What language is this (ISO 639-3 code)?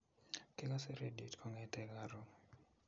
kln